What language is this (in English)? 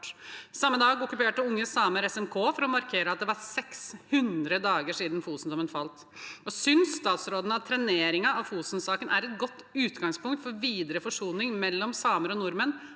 Norwegian